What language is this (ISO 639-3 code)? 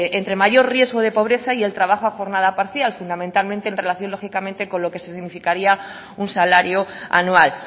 spa